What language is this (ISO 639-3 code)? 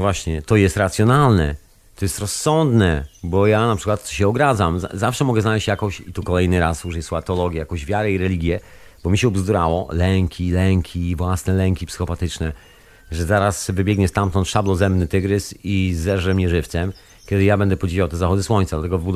pol